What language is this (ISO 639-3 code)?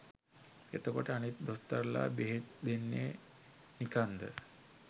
sin